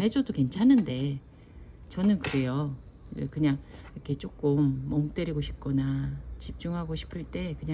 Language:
Korean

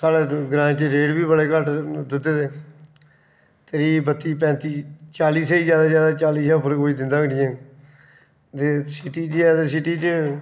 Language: Dogri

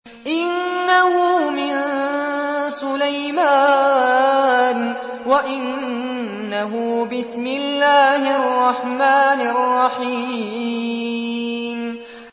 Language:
Arabic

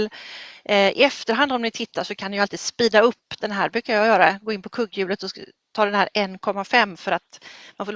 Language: Swedish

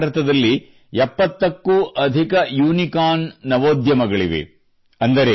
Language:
Kannada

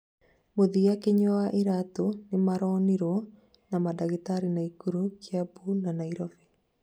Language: Kikuyu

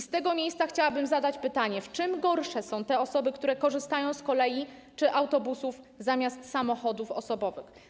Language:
Polish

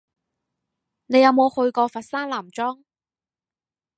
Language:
Cantonese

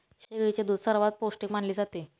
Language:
Marathi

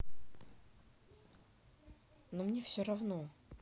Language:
Russian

